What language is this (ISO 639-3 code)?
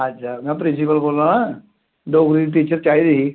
doi